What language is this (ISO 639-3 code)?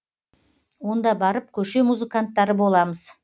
kaz